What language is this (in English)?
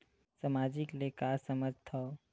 Chhattisgarhi